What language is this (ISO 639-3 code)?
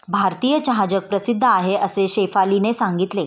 mar